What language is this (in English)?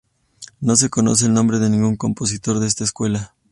Spanish